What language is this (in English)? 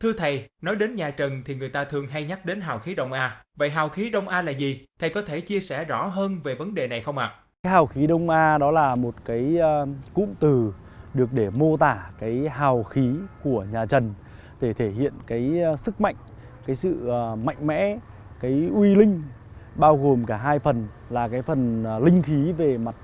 Vietnamese